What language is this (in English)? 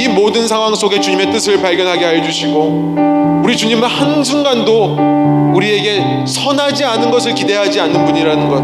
Korean